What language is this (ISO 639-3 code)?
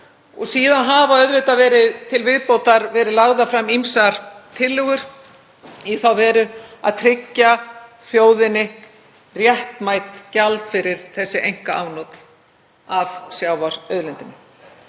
isl